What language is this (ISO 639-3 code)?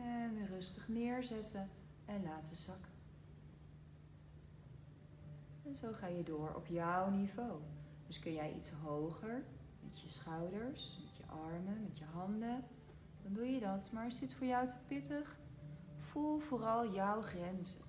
nld